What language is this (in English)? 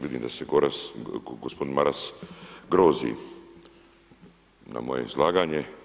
Croatian